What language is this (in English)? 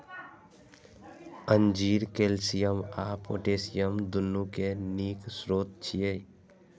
Maithili